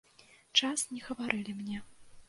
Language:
Belarusian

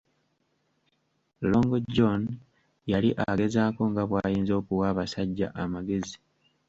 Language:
Ganda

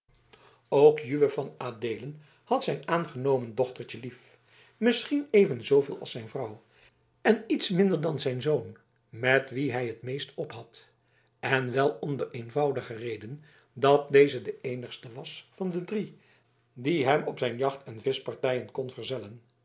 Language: Dutch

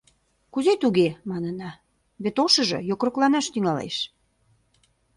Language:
Mari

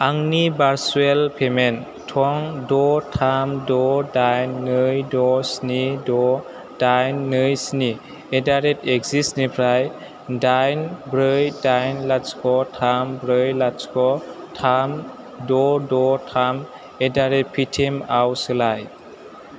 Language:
Bodo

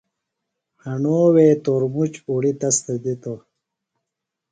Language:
Phalura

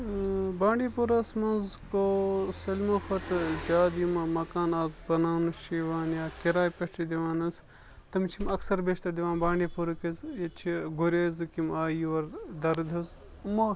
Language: Kashmiri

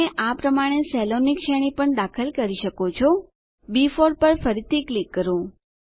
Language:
Gujarati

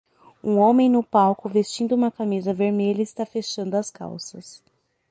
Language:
Portuguese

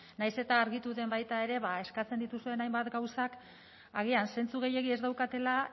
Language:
Basque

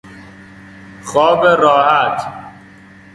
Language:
Persian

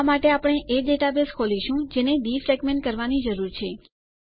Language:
Gujarati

